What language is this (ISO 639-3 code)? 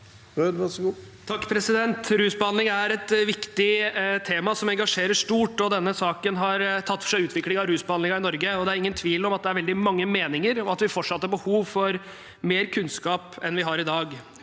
nor